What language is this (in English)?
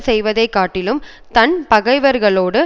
Tamil